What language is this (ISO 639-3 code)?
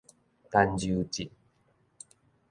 nan